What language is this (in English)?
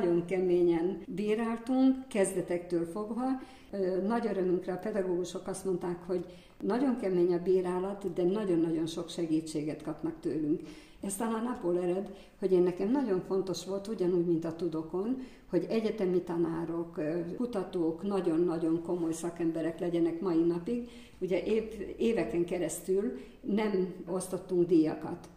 Hungarian